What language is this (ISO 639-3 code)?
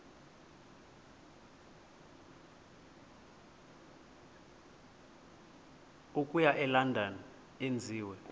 xho